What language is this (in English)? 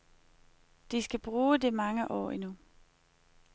Danish